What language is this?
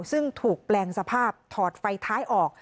Thai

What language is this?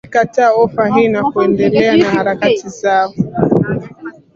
Swahili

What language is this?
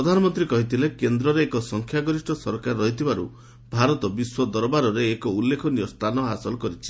Odia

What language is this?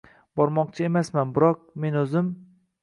Uzbek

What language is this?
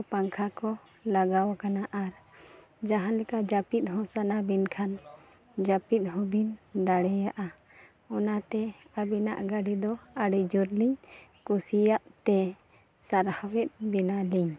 Santali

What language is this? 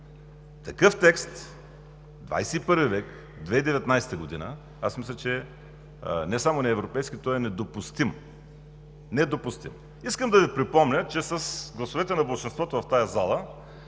Bulgarian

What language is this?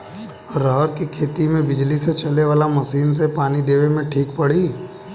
Bhojpuri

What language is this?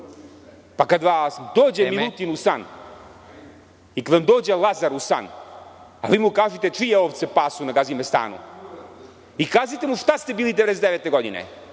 Serbian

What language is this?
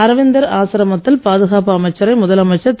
Tamil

